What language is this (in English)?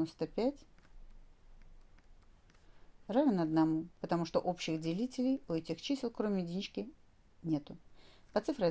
Russian